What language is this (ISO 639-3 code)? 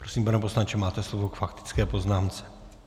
ces